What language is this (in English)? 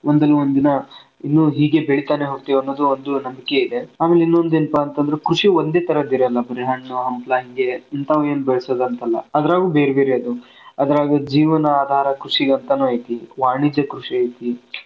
Kannada